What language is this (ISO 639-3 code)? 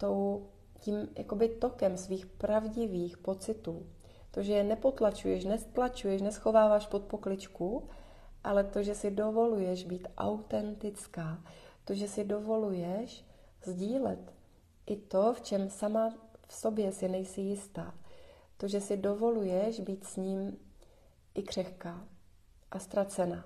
ces